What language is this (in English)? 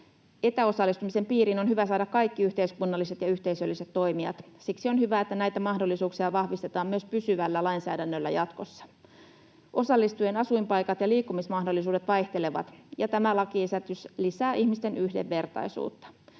Finnish